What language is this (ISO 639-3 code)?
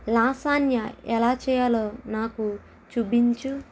tel